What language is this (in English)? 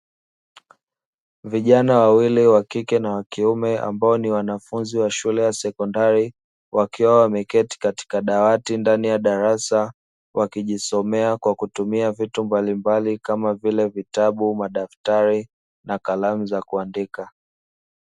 Swahili